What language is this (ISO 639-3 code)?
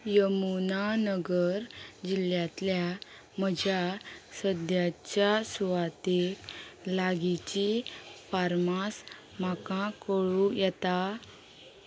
kok